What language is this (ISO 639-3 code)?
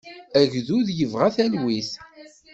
kab